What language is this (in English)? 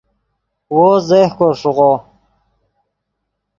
Yidgha